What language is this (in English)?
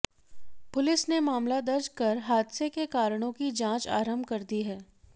Hindi